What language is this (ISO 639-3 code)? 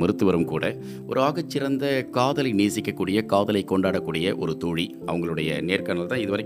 tam